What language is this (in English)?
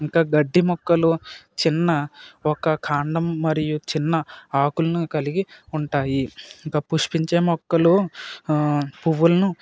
Telugu